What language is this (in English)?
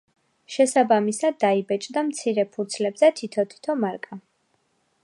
Georgian